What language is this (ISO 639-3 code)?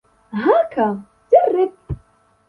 ara